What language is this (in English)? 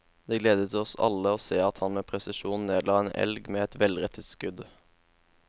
Norwegian